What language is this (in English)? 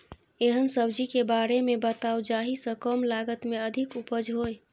Maithili